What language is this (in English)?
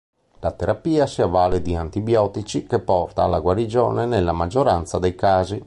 Italian